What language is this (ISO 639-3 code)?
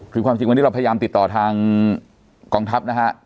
tha